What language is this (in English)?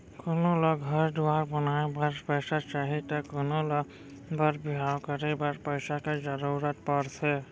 Chhattisgarhi